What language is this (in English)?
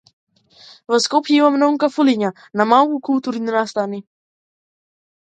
Macedonian